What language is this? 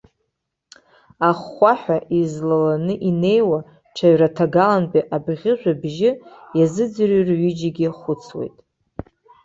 Abkhazian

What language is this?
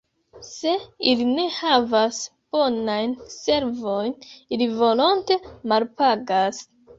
Esperanto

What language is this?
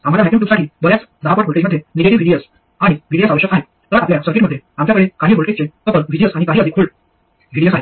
Marathi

